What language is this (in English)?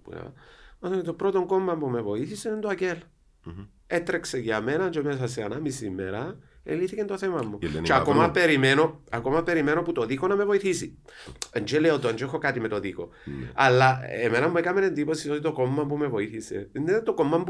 Greek